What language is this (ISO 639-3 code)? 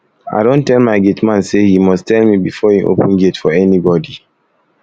pcm